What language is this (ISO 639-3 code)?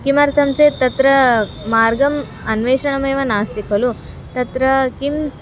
san